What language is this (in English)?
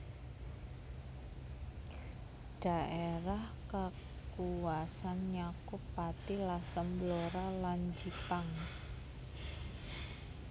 Javanese